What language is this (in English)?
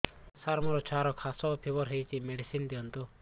Odia